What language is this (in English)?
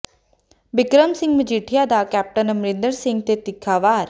Punjabi